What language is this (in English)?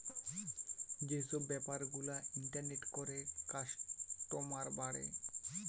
Bangla